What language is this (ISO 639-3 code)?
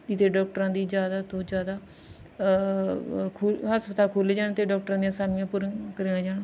pan